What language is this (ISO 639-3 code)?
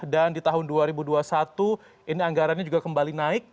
ind